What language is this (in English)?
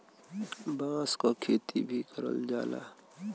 Bhojpuri